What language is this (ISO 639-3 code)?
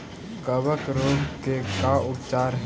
mag